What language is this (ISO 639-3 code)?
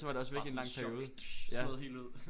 dan